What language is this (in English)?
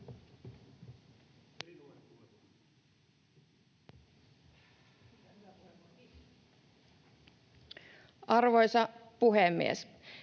Finnish